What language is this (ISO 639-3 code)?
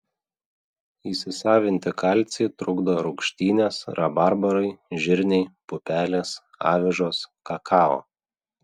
lit